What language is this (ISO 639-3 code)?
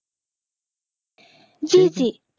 ben